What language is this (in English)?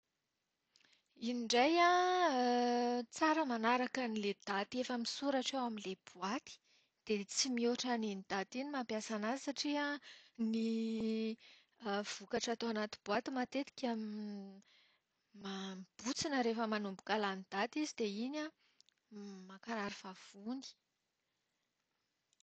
Malagasy